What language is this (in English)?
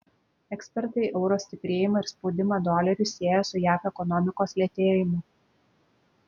Lithuanian